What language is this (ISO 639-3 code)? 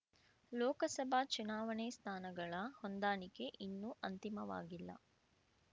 kan